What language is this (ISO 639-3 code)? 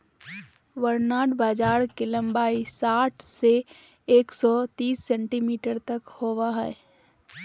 mag